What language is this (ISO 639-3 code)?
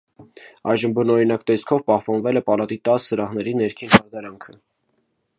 hye